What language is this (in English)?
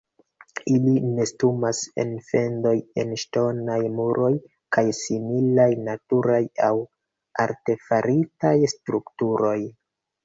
Esperanto